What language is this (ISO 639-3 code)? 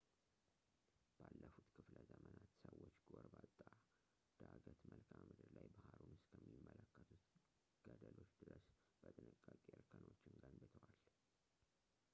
amh